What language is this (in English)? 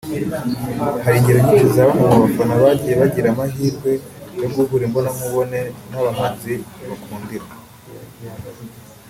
Kinyarwanda